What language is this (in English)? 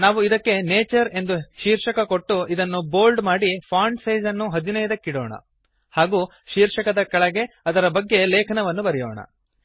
Kannada